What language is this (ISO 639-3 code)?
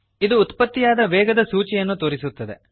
kan